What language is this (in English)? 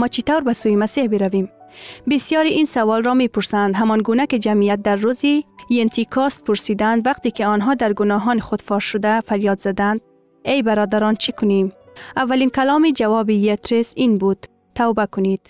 Persian